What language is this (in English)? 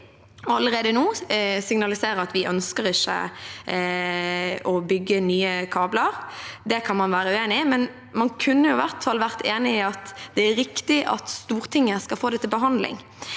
Norwegian